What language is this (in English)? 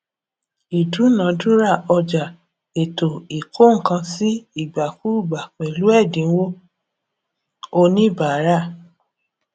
Yoruba